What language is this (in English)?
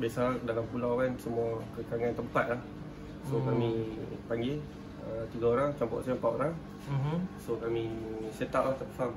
Malay